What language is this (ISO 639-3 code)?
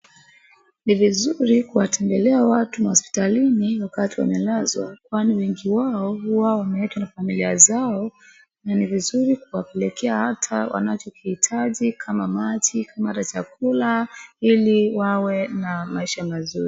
swa